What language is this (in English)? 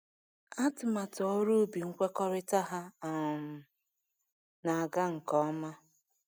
Igbo